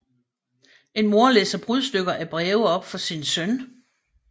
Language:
Danish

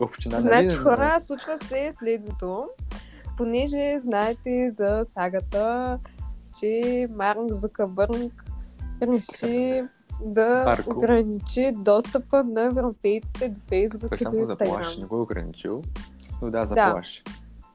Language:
Bulgarian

